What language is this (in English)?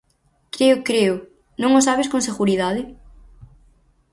Galician